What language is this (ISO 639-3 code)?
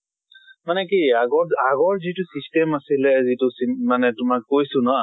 asm